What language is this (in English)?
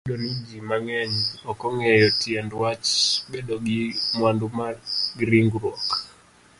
Luo (Kenya and Tanzania)